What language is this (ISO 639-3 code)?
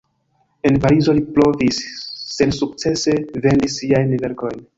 epo